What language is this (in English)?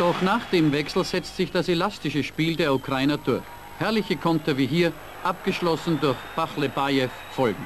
German